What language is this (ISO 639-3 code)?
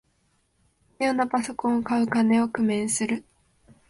jpn